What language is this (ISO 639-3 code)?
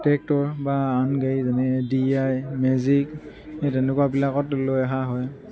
asm